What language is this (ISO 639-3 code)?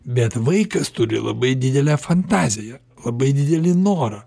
lit